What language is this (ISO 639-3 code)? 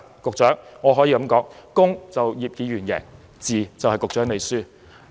yue